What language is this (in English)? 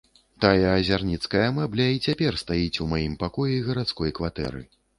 Belarusian